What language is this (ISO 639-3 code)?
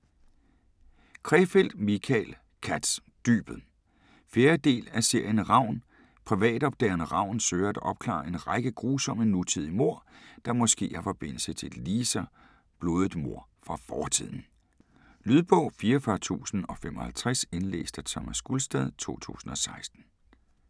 dan